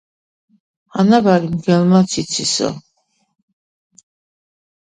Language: Georgian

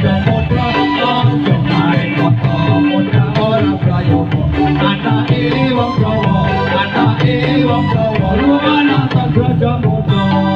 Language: Vietnamese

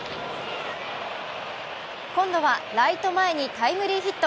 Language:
Japanese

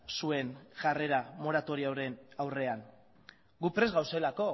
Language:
Basque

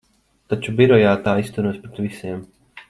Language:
Latvian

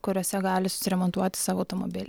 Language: Lithuanian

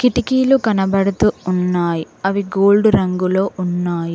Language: Telugu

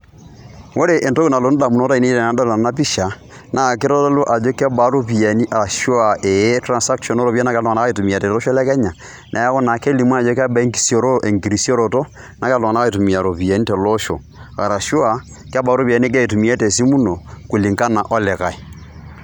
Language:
Masai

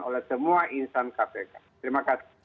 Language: Indonesian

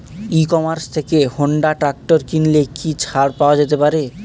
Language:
Bangla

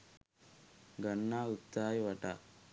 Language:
Sinhala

